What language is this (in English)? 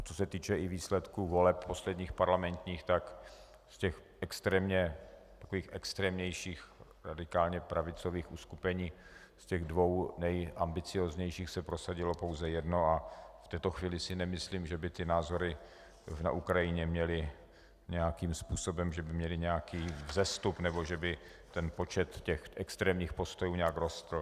Czech